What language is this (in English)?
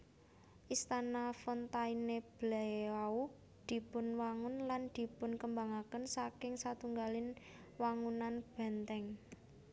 Javanese